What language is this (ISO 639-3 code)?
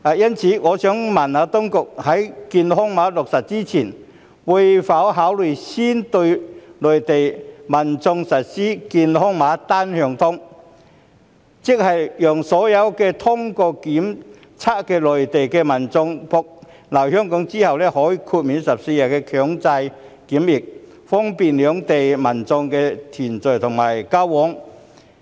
yue